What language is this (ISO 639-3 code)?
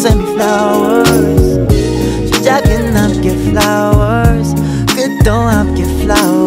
vie